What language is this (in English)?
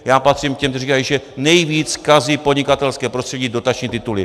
Czech